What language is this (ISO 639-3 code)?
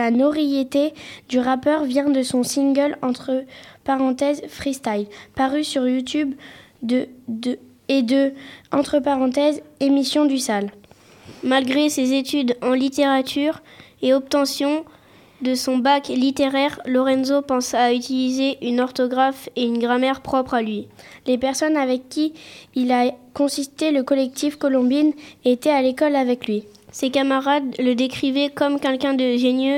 fra